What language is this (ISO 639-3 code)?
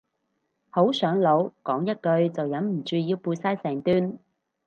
yue